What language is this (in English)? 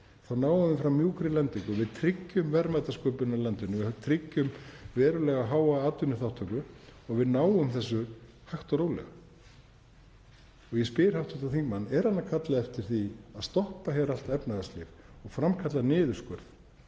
Icelandic